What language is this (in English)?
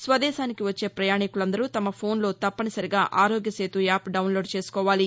Telugu